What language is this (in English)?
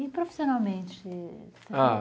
Portuguese